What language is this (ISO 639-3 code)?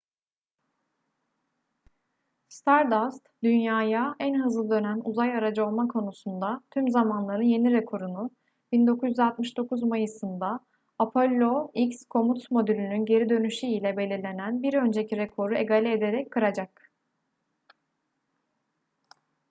tur